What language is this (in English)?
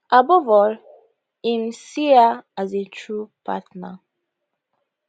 Nigerian Pidgin